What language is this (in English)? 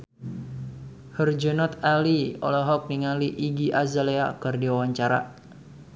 Sundanese